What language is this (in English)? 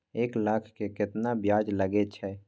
Maithili